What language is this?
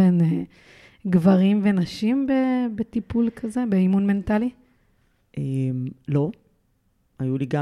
Hebrew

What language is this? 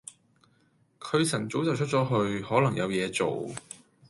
Cantonese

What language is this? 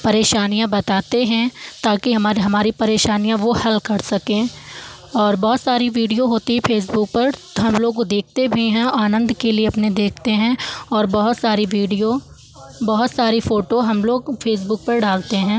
Hindi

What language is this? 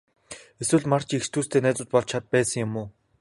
Mongolian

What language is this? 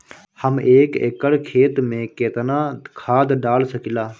Bhojpuri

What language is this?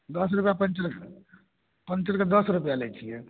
Maithili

